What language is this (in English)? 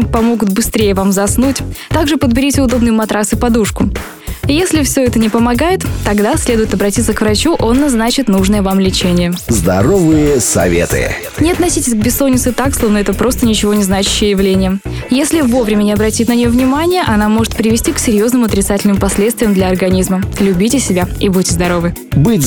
Russian